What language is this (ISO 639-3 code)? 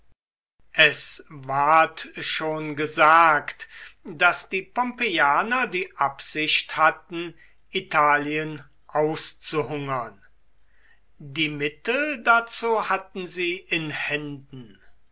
deu